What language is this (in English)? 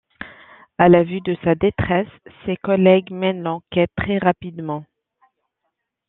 French